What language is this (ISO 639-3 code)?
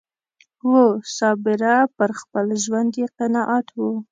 pus